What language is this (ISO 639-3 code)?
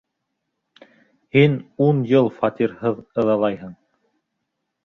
bak